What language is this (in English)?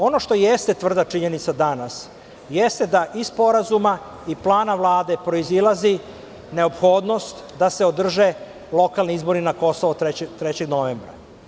Serbian